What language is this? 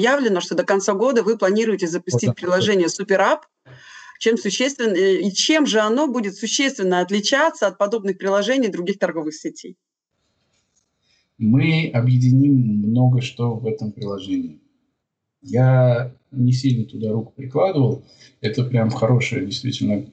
Russian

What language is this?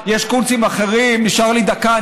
Hebrew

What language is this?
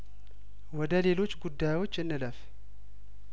Amharic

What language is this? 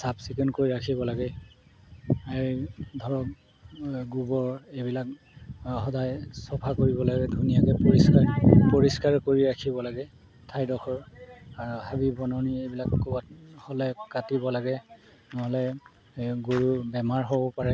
Assamese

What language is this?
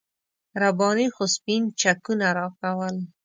Pashto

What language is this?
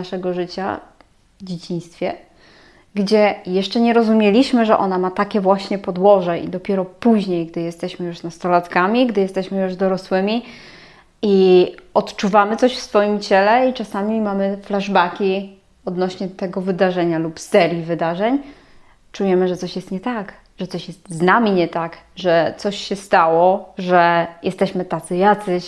Polish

